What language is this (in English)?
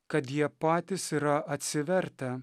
Lithuanian